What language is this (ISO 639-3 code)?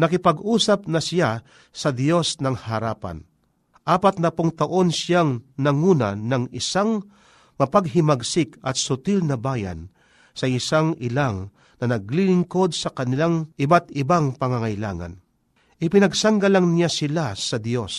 fil